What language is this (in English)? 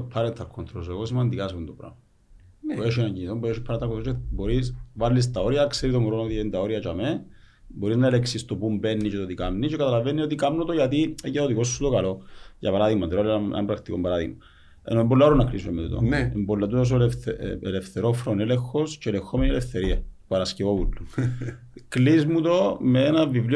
Greek